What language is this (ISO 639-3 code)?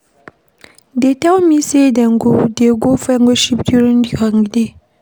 pcm